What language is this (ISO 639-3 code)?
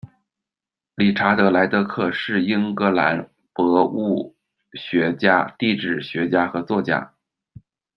zho